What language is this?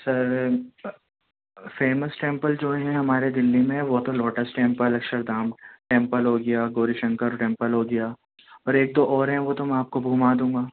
Urdu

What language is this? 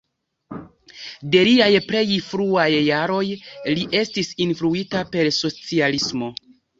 Esperanto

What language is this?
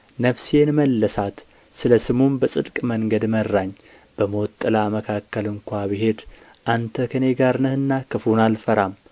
Amharic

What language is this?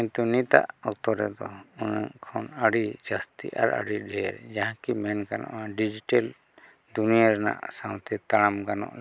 Santali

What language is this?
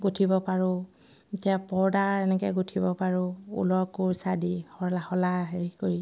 Assamese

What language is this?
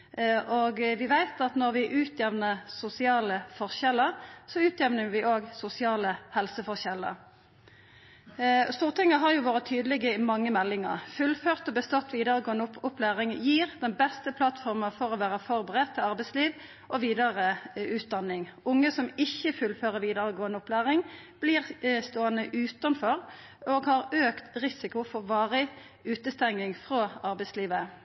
Norwegian Nynorsk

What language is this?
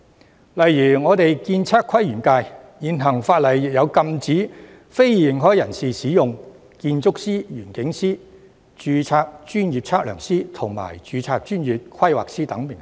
Cantonese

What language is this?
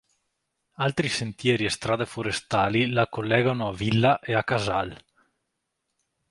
Italian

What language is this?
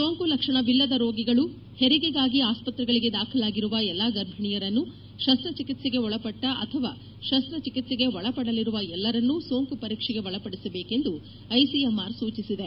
Kannada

